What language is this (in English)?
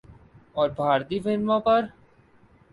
Urdu